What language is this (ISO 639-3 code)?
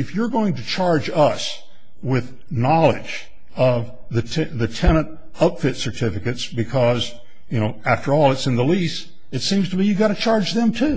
eng